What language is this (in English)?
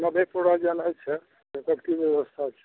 Maithili